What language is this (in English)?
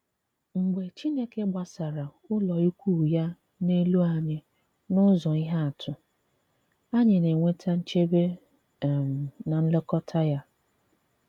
Igbo